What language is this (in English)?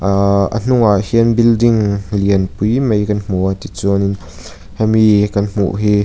Mizo